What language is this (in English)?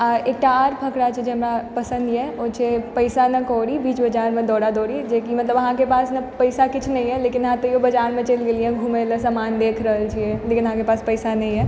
Maithili